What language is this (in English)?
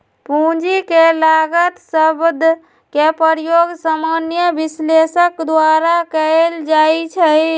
Magahi